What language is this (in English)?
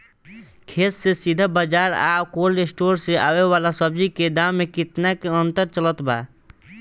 Bhojpuri